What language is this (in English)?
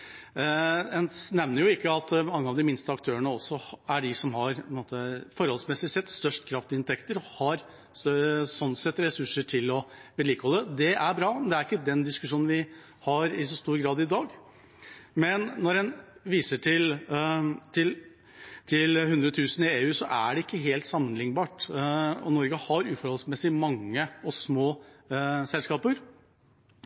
Norwegian Bokmål